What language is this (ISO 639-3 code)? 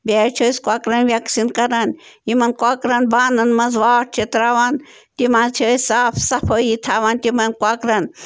kas